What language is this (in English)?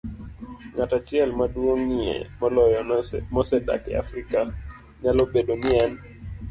Luo (Kenya and Tanzania)